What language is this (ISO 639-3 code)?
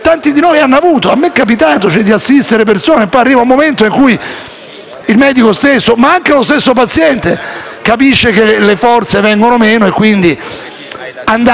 ita